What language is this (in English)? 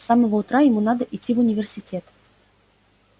Russian